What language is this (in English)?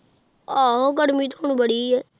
Punjabi